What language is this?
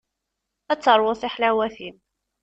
Kabyle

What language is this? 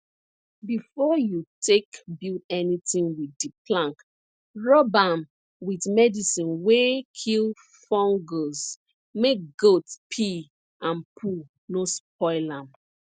Nigerian Pidgin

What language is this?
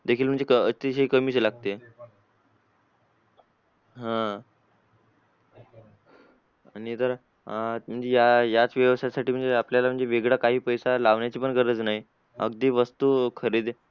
Marathi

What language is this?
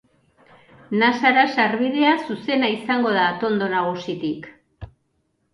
Basque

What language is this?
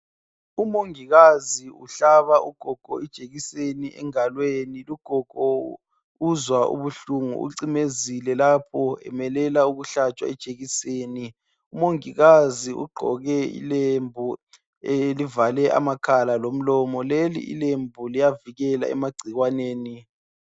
North Ndebele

